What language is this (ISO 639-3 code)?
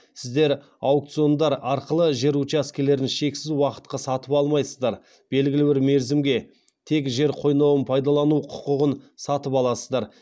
kaz